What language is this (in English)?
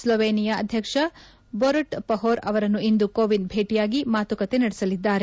Kannada